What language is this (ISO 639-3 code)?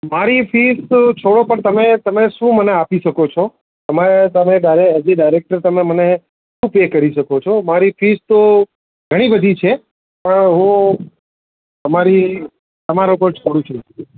guj